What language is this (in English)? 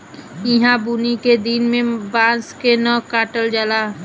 Bhojpuri